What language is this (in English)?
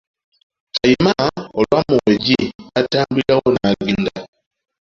Ganda